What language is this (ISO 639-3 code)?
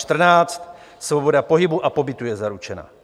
ces